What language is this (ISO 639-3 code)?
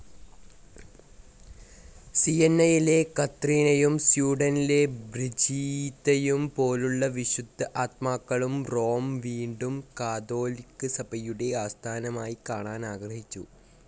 mal